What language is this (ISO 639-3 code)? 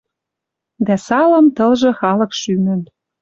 mrj